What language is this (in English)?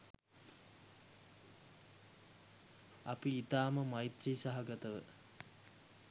Sinhala